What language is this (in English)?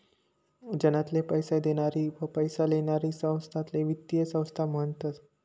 Marathi